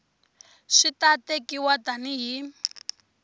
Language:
Tsonga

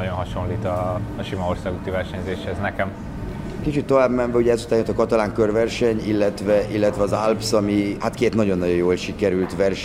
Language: Hungarian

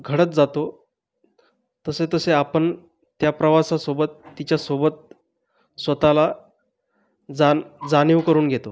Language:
Marathi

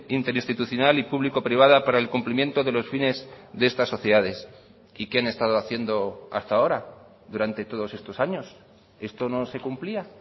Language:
Spanish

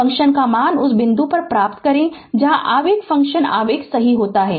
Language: Hindi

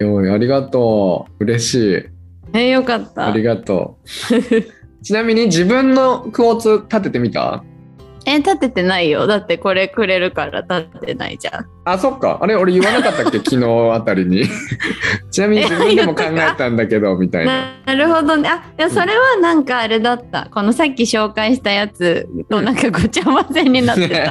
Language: Japanese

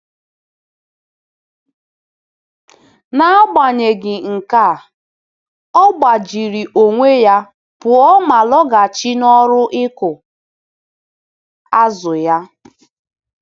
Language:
Igbo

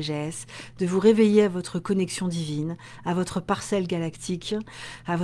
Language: French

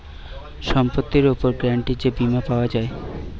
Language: Bangla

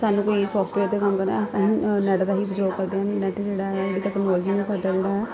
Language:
Punjabi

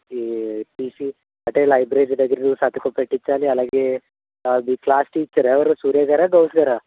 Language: Telugu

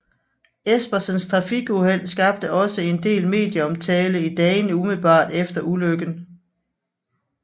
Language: Danish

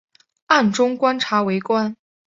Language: Chinese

